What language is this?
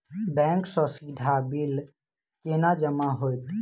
Maithili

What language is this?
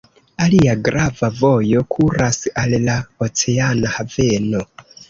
Esperanto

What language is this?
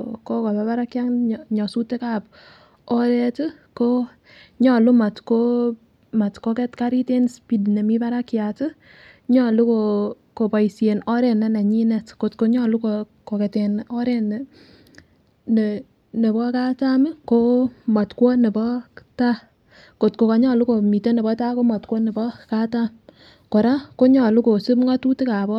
Kalenjin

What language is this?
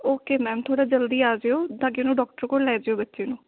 Punjabi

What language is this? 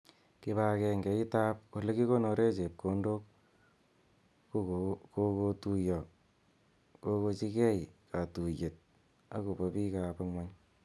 Kalenjin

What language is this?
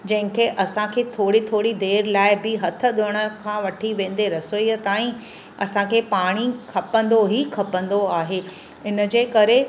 Sindhi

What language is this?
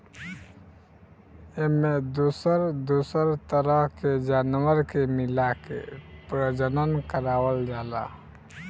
Bhojpuri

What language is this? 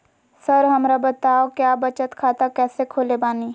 Magahi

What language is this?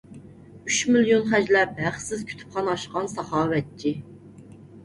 Uyghur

